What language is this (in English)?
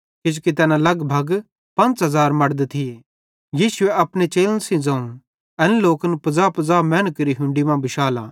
Bhadrawahi